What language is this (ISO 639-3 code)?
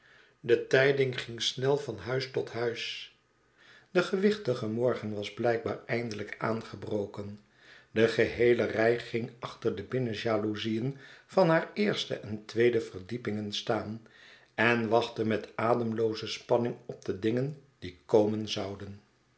nld